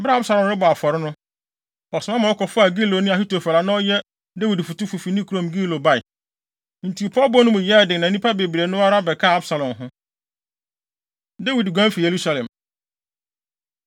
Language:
Akan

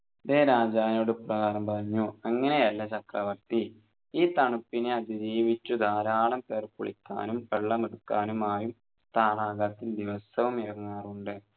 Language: Malayalam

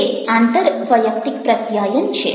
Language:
Gujarati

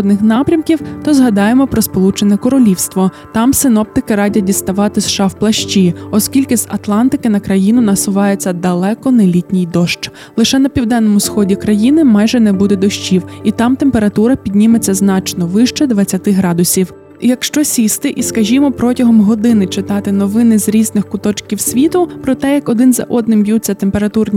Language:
Ukrainian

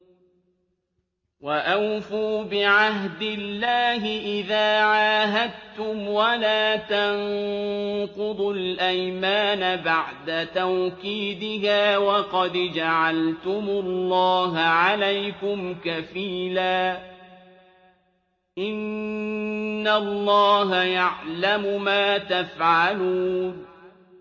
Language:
Arabic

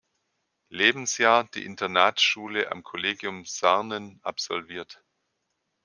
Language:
German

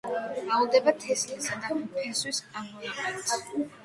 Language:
Georgian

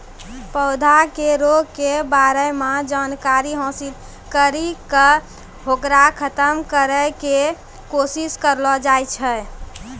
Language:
Maithili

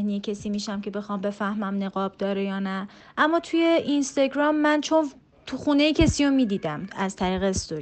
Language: Persian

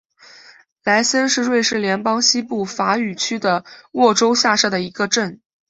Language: Chinese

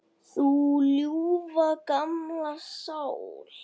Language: Icelandic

